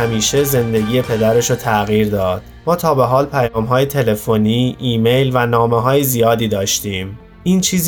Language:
Persian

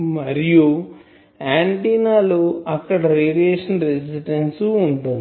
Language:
Telugu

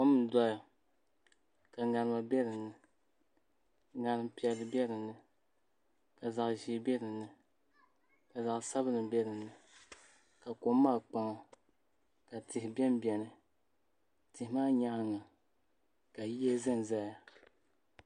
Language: Dagbani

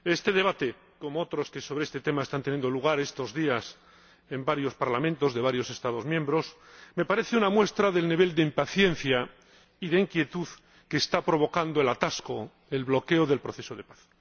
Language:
Spanish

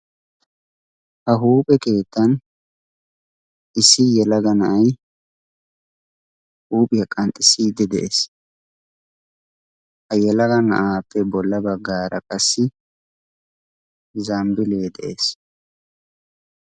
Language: Wolaytta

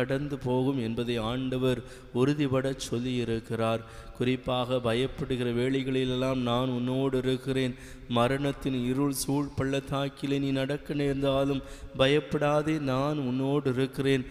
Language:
Thai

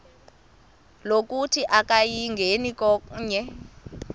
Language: Xhosa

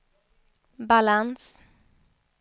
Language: Swedish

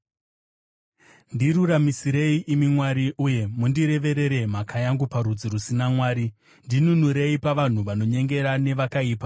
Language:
Shona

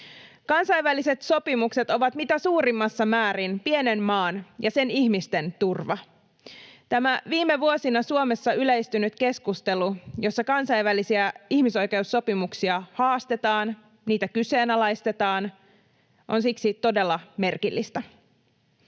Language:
Finnish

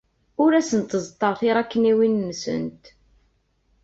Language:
Kabyle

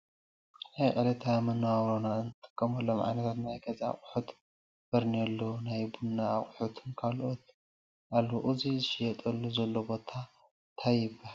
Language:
Tigrinya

